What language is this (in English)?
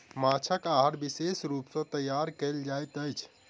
Maithili